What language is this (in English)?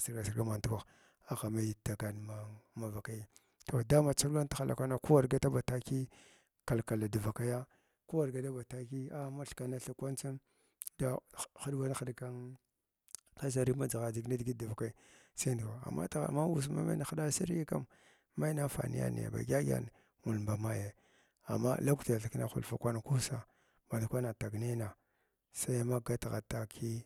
Glavda